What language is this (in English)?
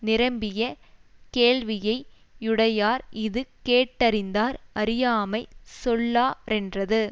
Tamil